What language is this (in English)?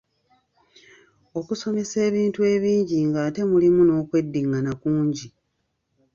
Ganda